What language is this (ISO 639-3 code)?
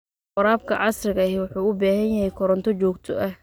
som